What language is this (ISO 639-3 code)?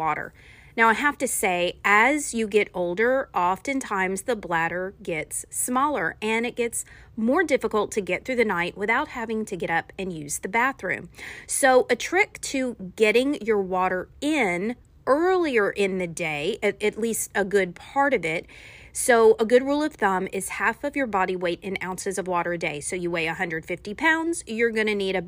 eng